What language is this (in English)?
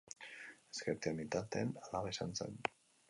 Basque